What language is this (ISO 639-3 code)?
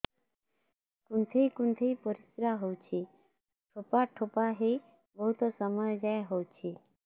ori